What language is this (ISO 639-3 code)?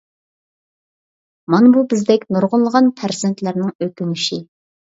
uig